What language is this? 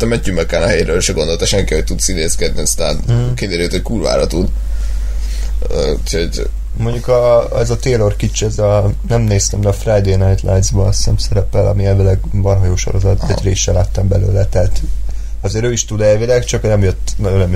Hungarian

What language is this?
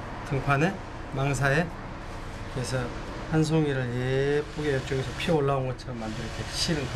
Korean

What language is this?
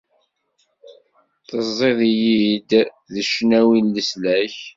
Kabyle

